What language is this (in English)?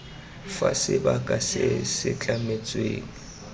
Tswana